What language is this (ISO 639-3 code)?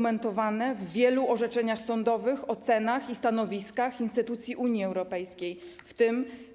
pol